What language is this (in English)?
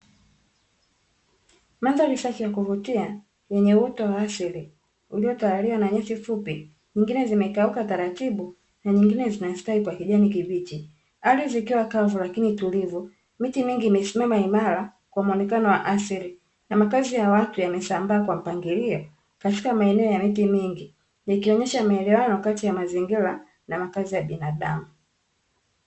Swahili